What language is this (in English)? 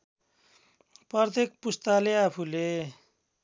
Nepali